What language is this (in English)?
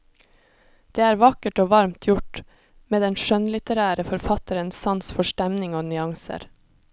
Norwegian